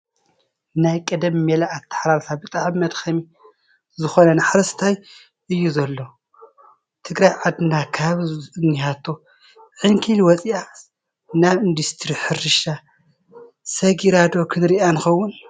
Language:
Tigrinya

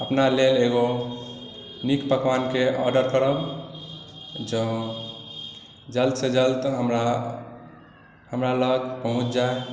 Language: Maithili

